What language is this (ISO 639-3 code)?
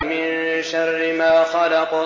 ara